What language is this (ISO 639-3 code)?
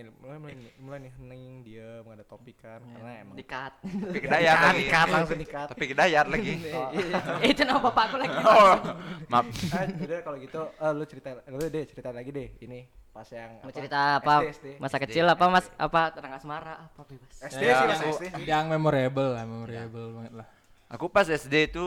ind